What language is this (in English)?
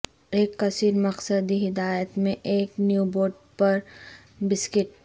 Urdu